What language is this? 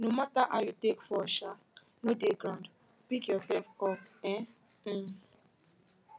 Nigerian Pidgin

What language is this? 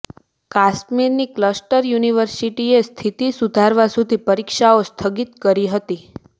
Gujarati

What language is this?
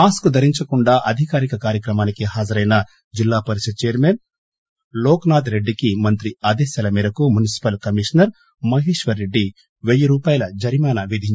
Telugu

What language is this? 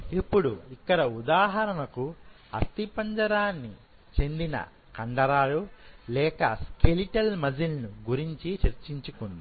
Telugu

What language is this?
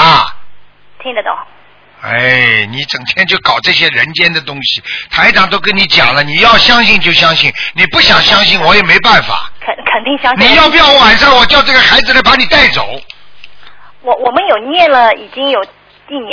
Chinese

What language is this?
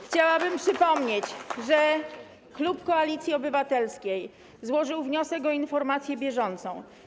Polish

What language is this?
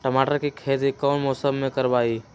Magahi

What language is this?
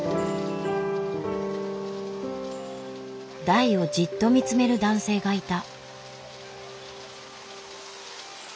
Japanese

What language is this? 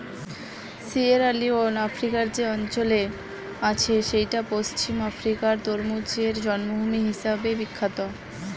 Bangla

